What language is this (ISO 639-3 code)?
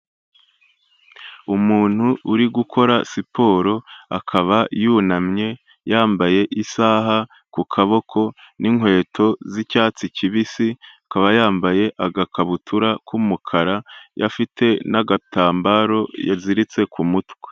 kin